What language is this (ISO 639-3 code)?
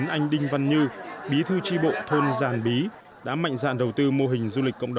vie